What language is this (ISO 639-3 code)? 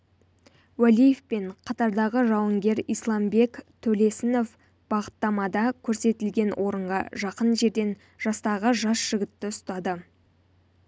kaz